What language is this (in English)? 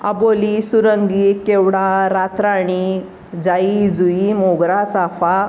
Marathi